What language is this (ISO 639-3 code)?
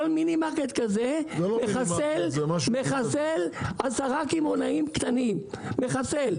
heb